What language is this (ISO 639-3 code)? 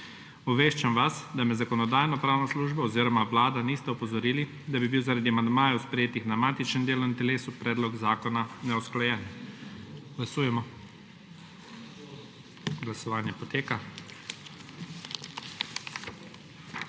slv